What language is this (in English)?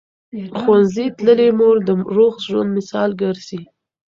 Pashto